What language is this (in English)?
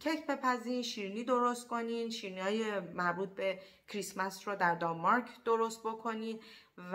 Persian